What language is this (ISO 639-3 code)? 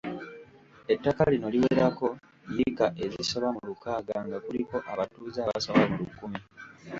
lug